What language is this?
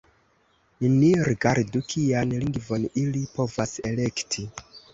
Esperanto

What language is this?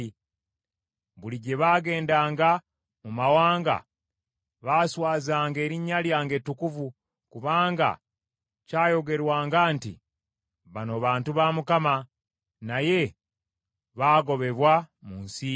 Ganda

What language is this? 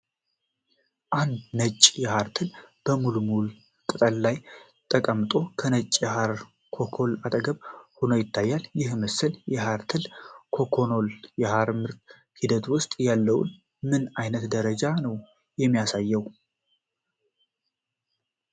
Amharic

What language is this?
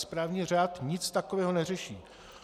Czech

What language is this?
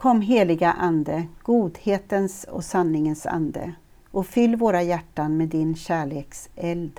Swedish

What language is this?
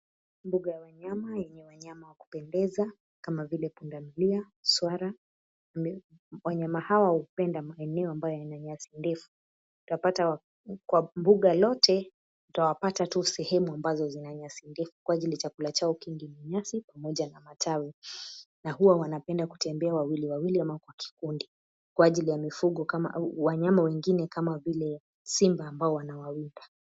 Swahili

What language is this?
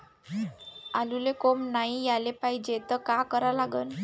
Marathi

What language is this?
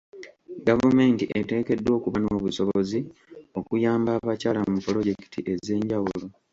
Ganda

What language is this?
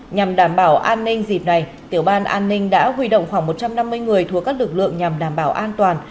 Vietnamese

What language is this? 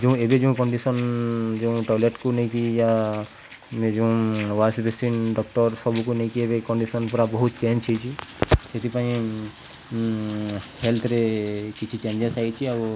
Odia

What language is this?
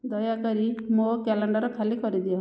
Odia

